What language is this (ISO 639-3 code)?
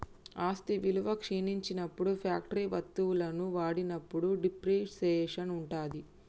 tel